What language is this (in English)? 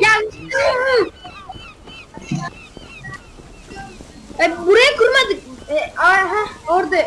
Turkish